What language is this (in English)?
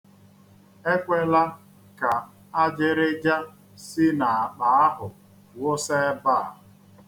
Igbo